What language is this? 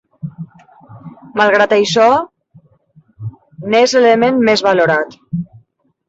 Catalan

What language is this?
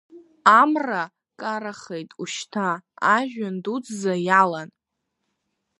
Abkhazian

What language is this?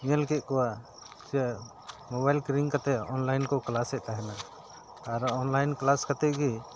Santali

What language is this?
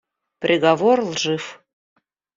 Russian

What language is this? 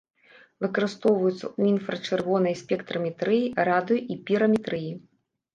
Belarusian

